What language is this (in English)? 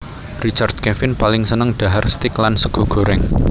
Javanese